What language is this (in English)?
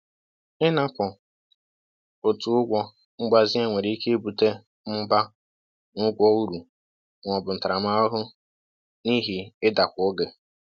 Igbo